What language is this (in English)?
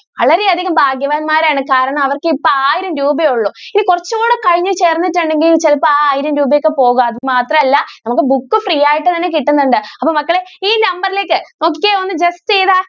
Malayalam